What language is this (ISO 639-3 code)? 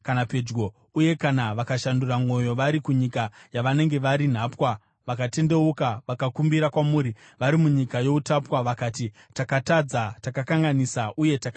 sna